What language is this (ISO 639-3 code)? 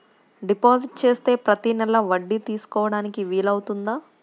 tel